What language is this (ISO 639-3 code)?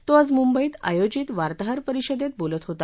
mar